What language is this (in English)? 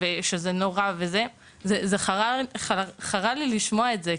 Hebrew